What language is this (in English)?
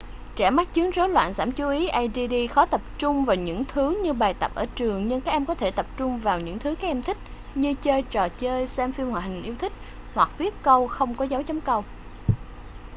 Vietnamese